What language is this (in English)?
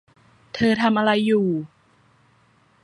Thai